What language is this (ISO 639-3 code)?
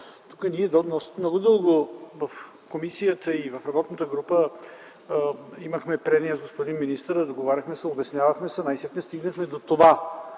bul